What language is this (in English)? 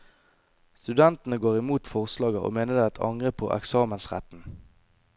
Norwegian